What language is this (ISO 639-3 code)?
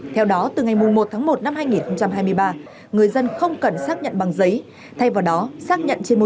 vie